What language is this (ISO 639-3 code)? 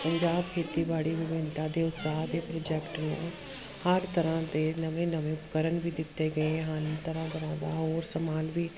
pan